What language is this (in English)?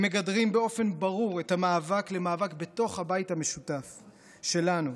Hebrew